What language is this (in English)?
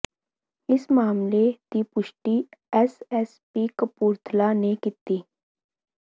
Punjabi